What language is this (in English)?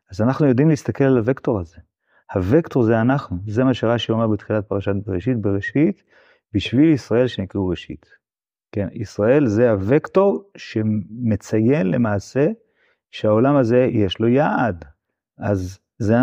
Hebrew